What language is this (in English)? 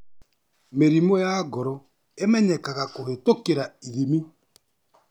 Kikuyu